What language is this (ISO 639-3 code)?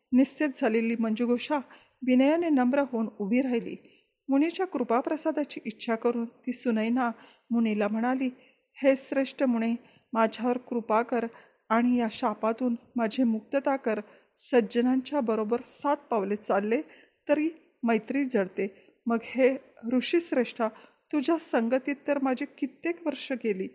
mar